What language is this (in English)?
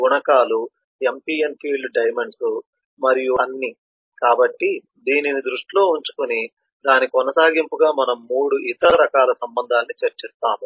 Telugu